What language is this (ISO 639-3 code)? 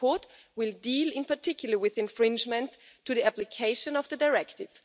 eng